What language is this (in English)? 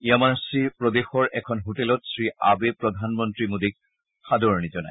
Assamese